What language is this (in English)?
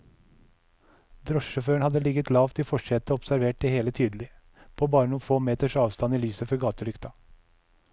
Norwegian